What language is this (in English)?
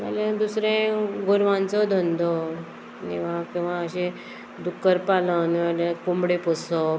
Konkani